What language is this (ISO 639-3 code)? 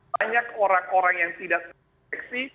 ind